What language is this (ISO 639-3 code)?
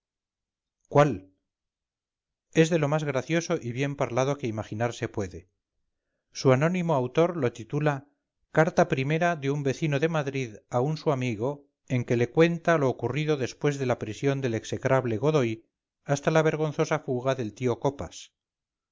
spa